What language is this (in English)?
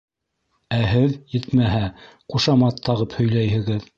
Bashkir